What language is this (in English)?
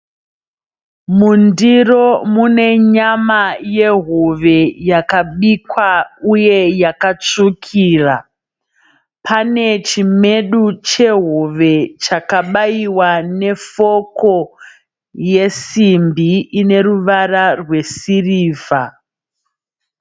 Shona